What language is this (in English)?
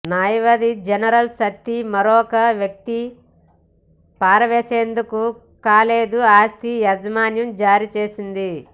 Telugu